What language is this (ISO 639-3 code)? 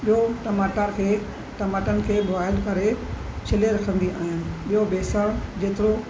snd